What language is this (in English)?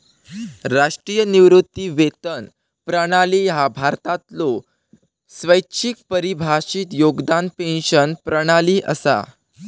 Marathi